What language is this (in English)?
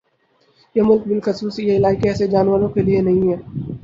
Urdu